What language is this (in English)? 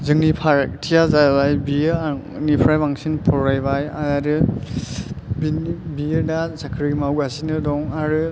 Bodo